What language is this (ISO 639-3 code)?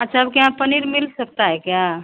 hin